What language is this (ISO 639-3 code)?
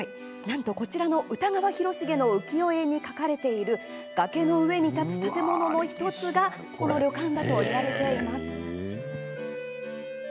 jpn